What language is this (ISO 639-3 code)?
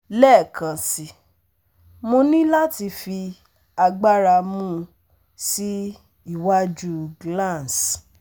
yor